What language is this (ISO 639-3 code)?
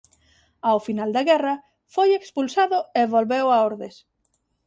glg